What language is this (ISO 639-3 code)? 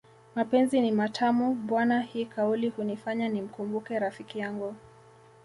swa